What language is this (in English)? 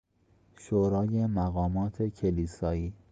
Persian